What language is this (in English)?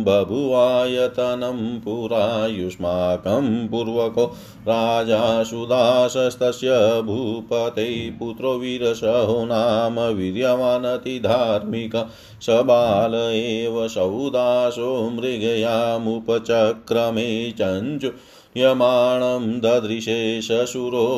Hindi